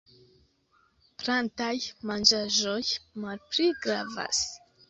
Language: Esperanto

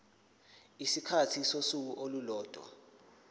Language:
Zulu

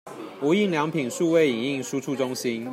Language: Chinese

